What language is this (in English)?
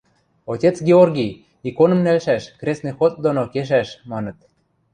Western Mari